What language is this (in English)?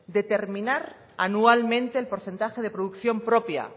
Spanish